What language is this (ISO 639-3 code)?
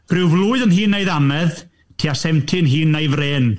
cym